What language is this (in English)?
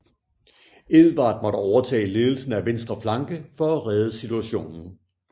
Danish